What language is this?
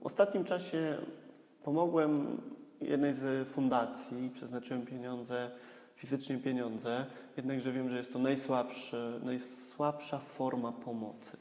Polish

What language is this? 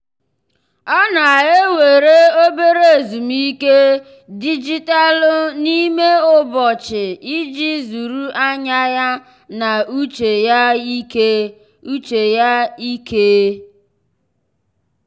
Igbo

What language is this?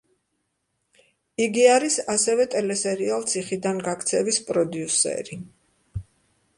Georgian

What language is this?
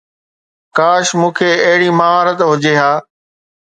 Sindhi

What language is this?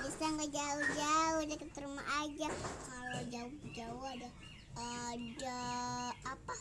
Indonesian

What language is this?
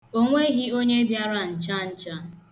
Igbo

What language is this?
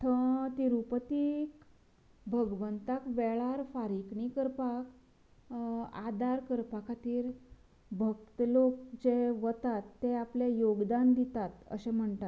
Konkani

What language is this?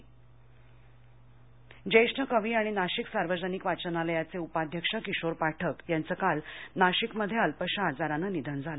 Marathi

